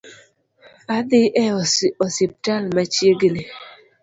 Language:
Luo (Kenya and Tanzania)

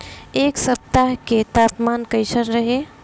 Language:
Bhojpuri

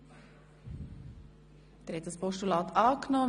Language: Swiss German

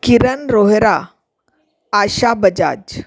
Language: Sindhi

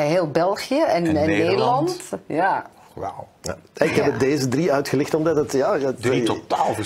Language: Dutch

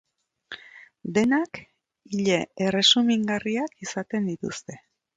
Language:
Basque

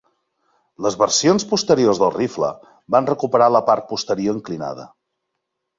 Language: Catalan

